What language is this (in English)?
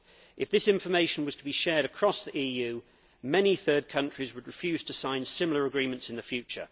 English